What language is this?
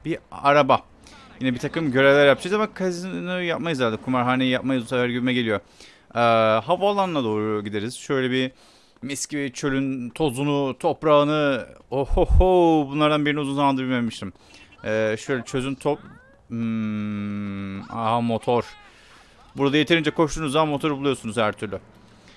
Turkish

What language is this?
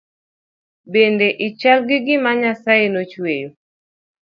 Luo (Kenya and Tanzania)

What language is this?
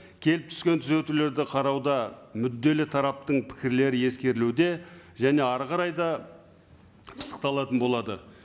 Kazakh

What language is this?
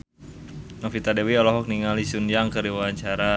Sundanese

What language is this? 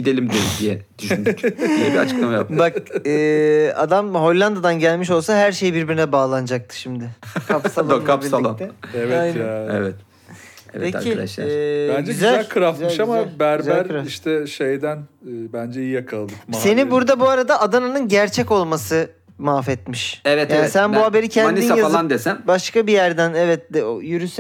Turkish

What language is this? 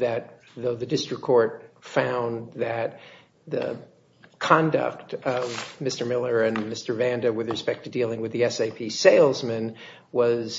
English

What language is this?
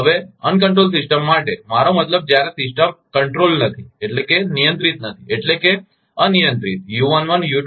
Gujarati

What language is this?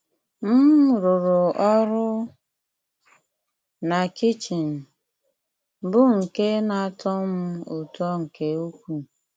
Igbo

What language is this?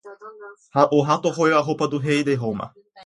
Portuguese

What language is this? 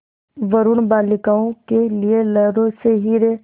Hindi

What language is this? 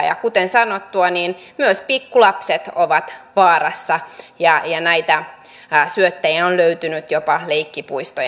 Finnish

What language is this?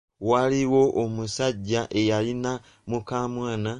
Ganda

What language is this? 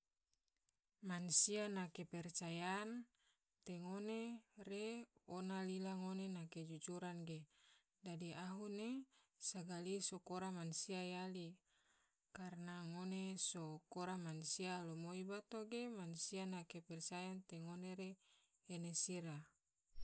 Tidore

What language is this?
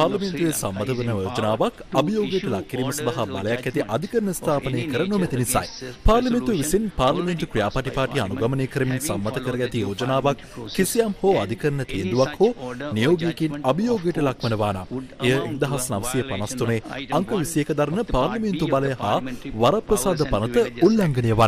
Turkish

